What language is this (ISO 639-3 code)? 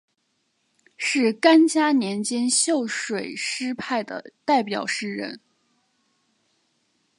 zho